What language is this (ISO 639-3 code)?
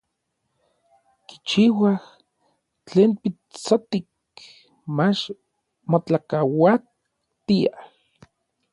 nlv